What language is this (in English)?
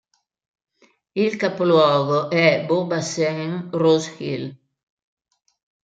Italian